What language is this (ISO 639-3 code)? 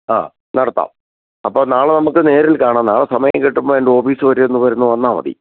mal